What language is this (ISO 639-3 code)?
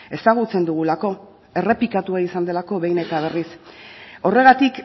eus